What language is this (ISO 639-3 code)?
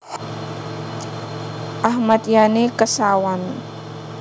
jav